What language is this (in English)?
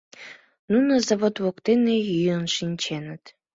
Mari